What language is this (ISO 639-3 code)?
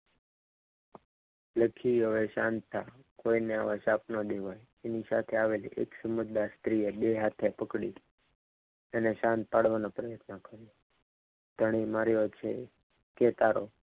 guj